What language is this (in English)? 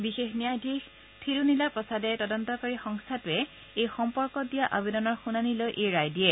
Assamese